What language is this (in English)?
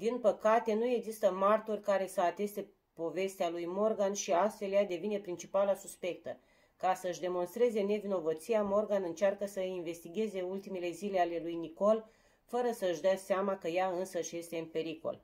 Romanian